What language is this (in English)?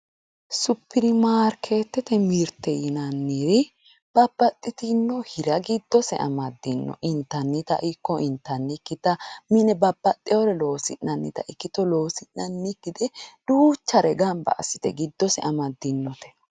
Sidamo